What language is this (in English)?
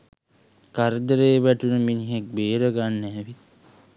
Sinhala